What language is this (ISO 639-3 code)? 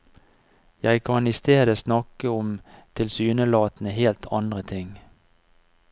nor